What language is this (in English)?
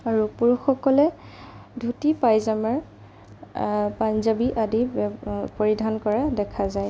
Assamese